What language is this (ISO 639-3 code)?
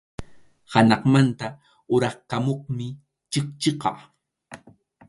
qxu